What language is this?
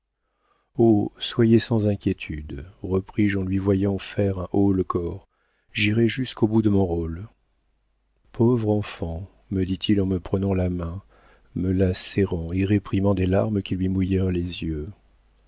French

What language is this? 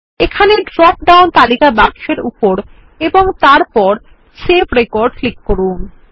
Bangla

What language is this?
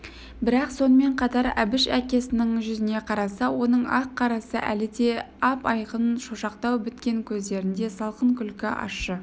Kazakh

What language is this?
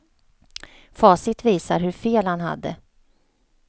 Swedish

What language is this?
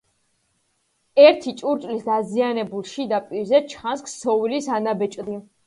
Georgian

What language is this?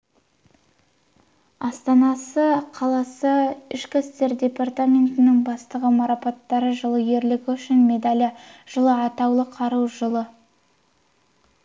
Kazakh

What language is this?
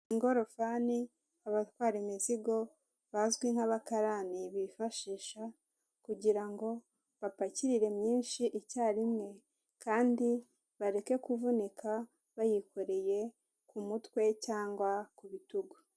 Kinyarwanda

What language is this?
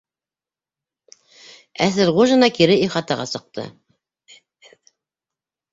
Bashkir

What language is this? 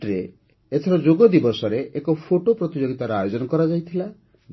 Odia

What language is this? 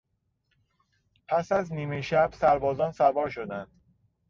Persian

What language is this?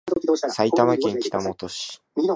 Japanese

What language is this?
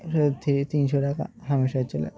Bangla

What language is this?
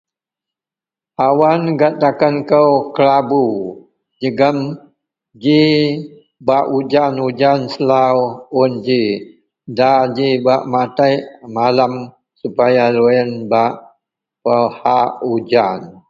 Central Melanau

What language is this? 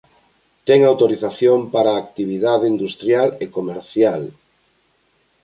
Galician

